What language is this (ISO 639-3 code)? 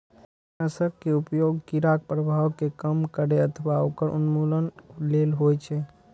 mai